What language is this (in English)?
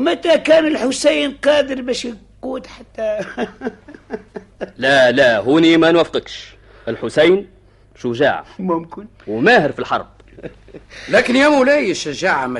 Arabic